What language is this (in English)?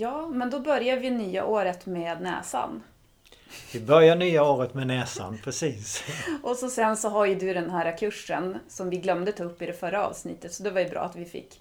Swedish